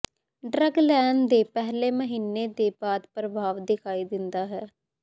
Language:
Punjabi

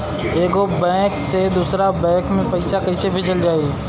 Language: Bhojpuri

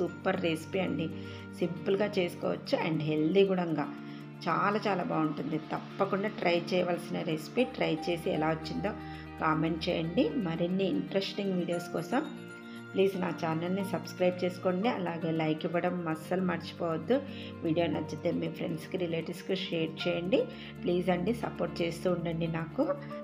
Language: Telugu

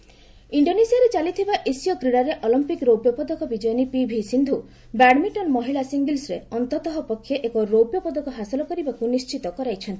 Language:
Odia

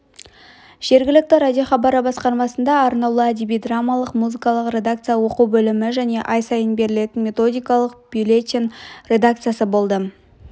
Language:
Kazakh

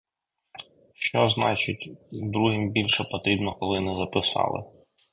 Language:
Ukrainian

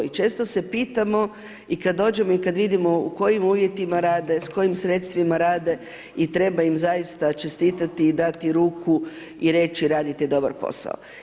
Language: Croatian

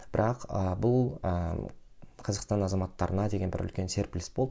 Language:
Kazakh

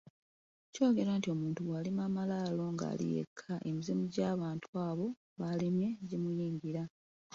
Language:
Ganda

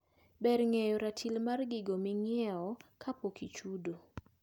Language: Luo (Kenya and Tanzania)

